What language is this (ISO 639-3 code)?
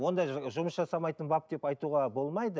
kaz